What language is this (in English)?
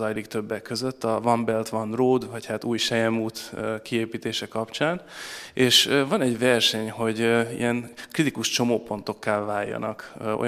Hungarian